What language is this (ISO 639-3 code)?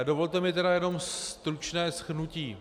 ces